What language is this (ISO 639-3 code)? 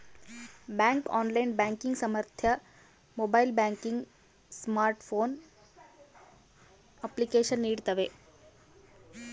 kan